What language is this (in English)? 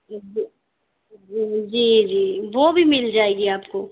Urdu